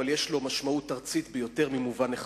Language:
Hebrew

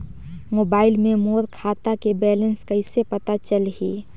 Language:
Chhattisgarhi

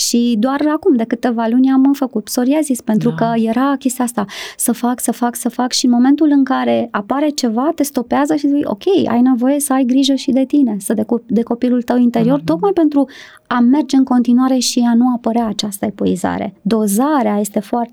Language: Romanian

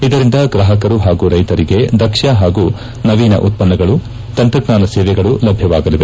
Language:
Kannada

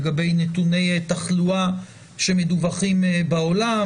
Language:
Hebrew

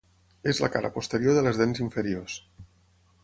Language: Catalan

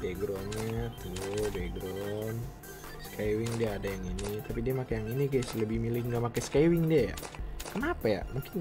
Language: Indonesian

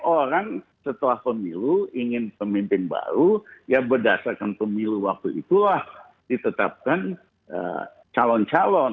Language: Indonesian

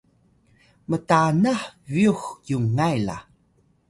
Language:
Atayal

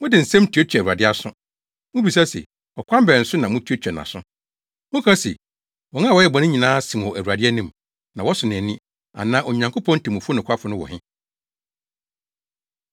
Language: Akan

